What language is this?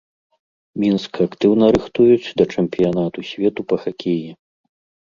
Belarusian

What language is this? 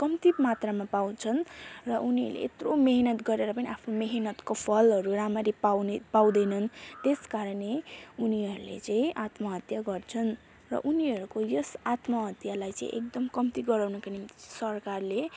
Nepali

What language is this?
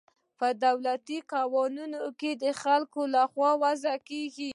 Pashto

